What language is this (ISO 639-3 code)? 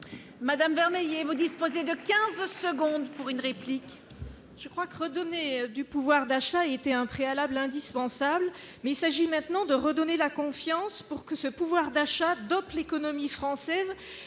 fra